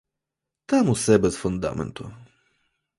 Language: Ukrainian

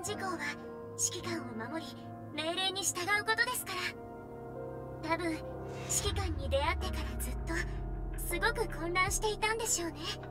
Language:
Japanese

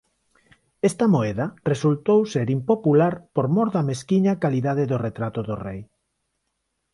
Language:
Galician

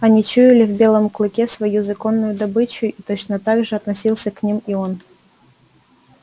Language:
Russian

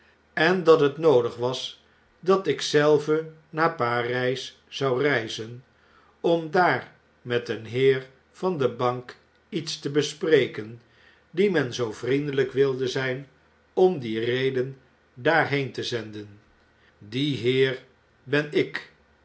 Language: Dutch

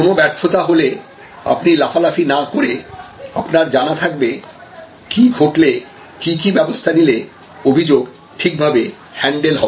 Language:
Bangla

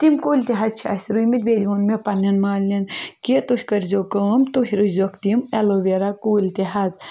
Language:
Kashmiri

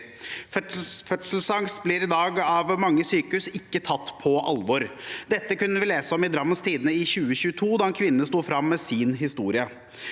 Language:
Norwegian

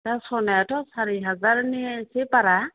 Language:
Bodo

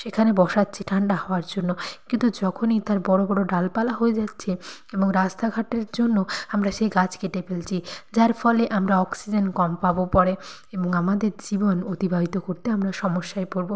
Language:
Bangla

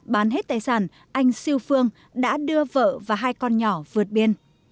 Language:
Vietnamese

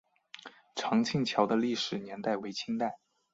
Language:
Chinese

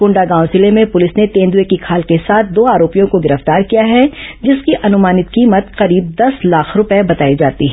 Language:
Hindi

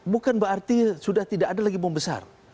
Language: Indonesian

